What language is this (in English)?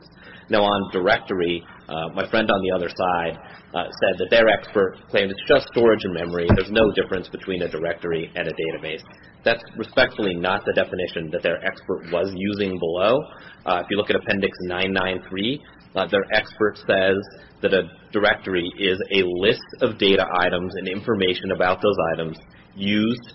English